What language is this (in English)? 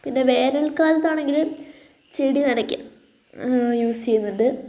Malayalam